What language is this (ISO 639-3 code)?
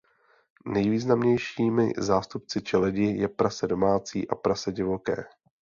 ces